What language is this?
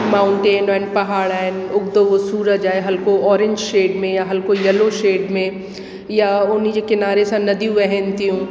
Sindhi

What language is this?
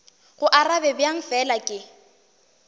Northern Sotho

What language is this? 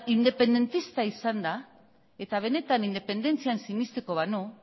Basque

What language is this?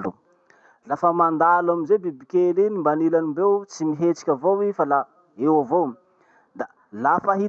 Masikoro Malagasy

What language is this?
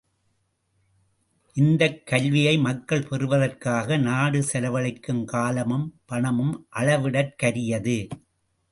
Tamil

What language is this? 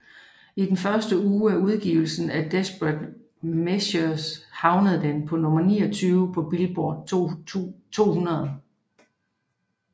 Danish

